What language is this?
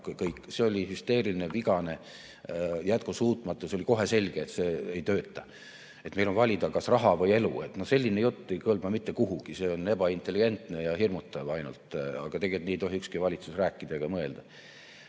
Estonian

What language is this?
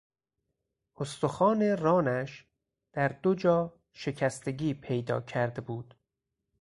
Persian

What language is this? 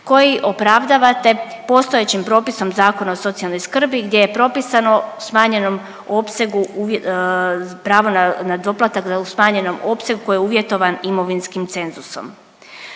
Croatian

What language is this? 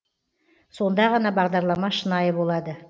Kazakh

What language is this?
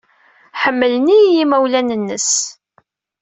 Kabyle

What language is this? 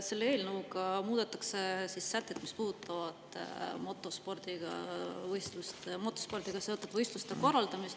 Estonian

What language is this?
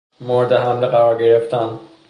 Persian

